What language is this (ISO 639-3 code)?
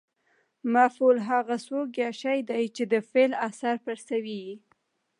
pus